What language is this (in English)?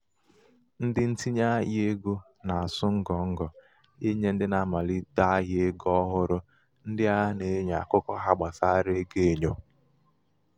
Igbo